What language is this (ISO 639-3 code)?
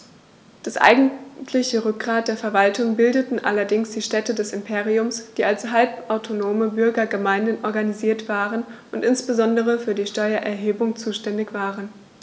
deu